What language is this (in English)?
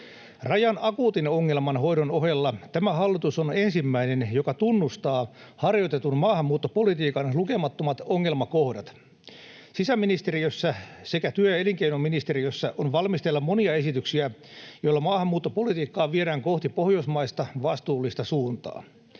Finnish